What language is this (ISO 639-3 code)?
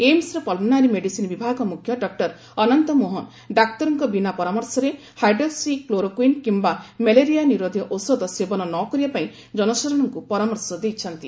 ori